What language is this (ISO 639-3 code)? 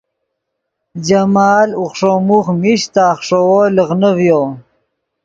ydg